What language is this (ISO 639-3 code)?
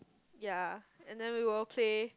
eng